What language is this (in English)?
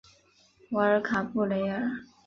Chinese